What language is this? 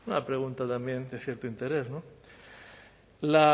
Spanish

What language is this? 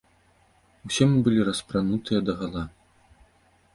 Belarusian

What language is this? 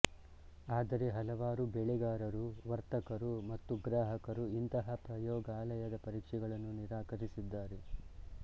Kannada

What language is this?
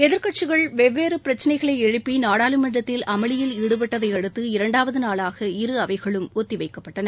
Tamil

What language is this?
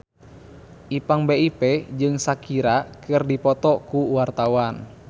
Sundanese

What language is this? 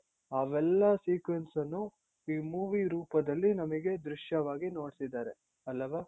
Kannada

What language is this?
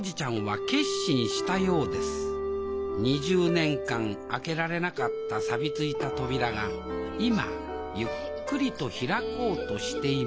Japanese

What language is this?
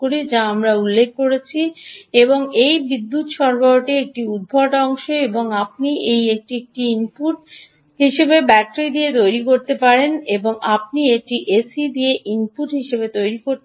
Bangla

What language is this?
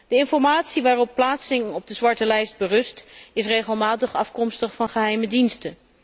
Dutch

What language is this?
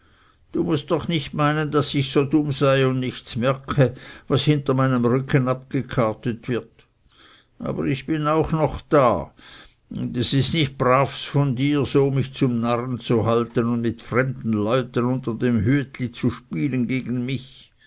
German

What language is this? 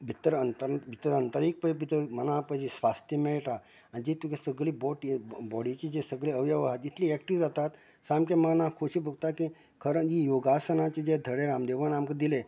Konkani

